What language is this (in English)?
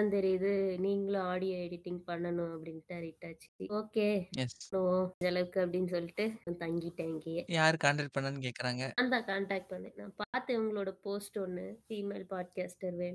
Tamil